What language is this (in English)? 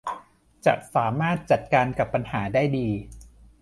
Thai